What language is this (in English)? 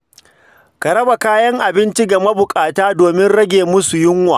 Hausa